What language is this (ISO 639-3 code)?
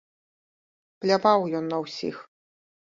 bel